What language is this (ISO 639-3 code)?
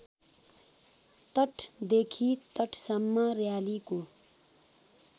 nep